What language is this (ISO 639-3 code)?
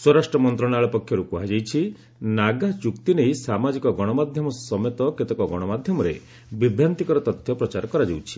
ori